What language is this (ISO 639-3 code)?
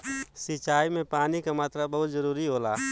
bho